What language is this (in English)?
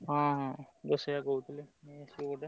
Odia